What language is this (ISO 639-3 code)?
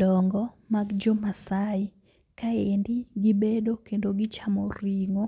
luo